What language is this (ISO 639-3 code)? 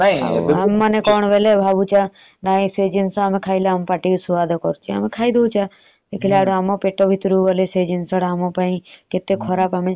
ori